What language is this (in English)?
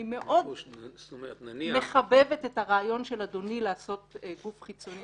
Hebrew